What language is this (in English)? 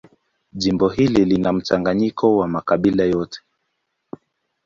Swahili